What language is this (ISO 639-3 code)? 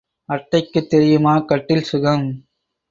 tam